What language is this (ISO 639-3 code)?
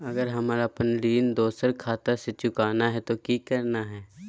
mag